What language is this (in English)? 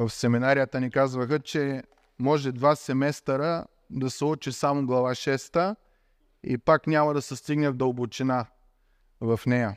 Bulgarian